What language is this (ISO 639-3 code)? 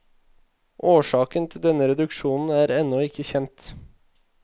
nor